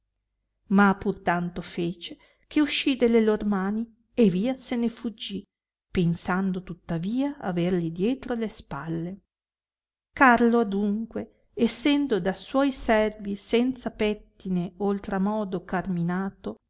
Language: Italian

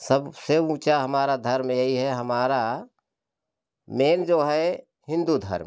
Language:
Hindi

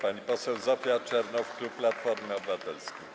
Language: Polish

